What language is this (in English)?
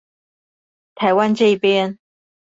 Chinese